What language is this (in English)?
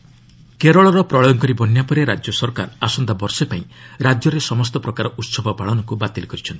Odia